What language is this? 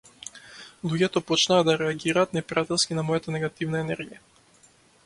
Macedonian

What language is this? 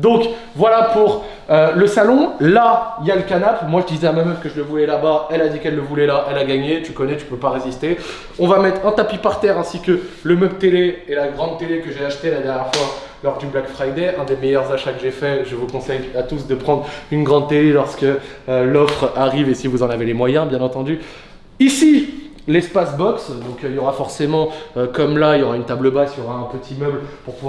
French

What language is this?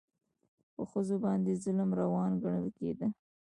Pashto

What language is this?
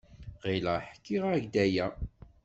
Kabyle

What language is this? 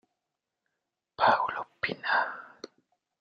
Italian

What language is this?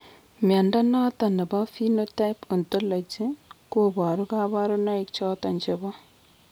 Kalenjin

